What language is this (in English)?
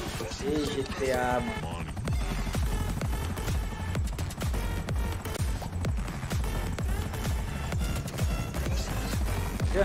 Portuguese